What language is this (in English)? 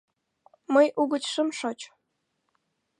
Mari